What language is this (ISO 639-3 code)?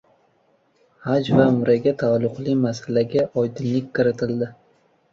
uzb